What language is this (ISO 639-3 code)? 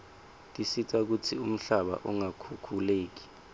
ssw